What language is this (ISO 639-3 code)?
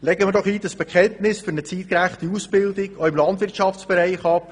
gsw